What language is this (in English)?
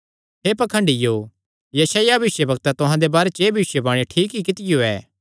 Kangri